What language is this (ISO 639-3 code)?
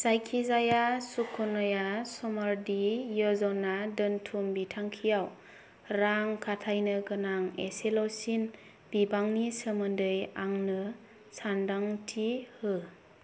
brx